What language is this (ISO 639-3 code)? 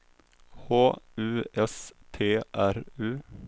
swe